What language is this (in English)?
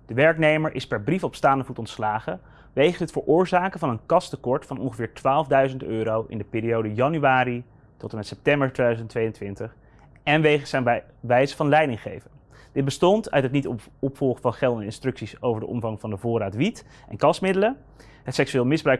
Dutch